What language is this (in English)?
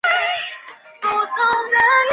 Chinese